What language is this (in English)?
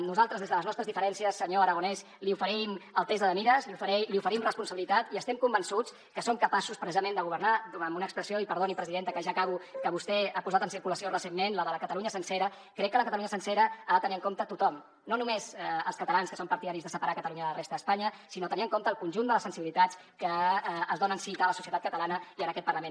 Catalan